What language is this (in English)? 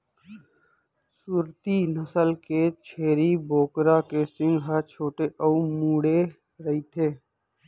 Chhattisgarhi